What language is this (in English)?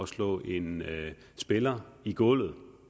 Danish